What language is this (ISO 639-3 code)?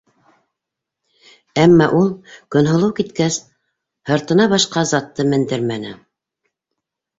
bak